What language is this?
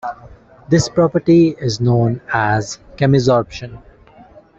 English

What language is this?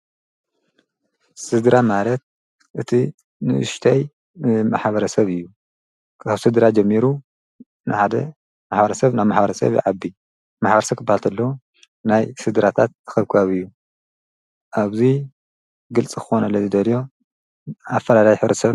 Tigrinya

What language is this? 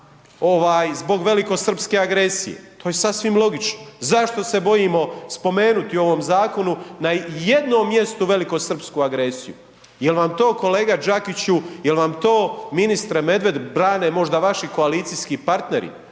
Croatian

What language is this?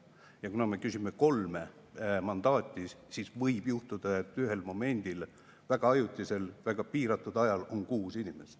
Estonian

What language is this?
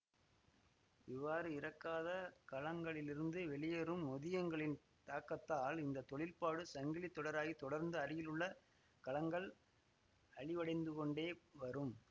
Tamil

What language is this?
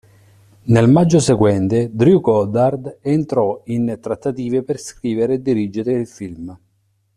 Italian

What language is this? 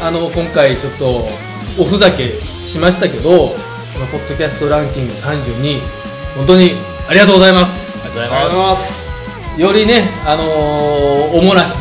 Japanese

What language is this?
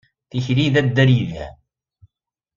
Kabyle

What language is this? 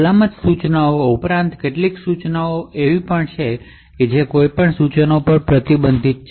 Gujarati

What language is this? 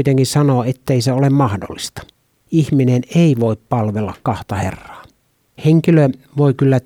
Finnish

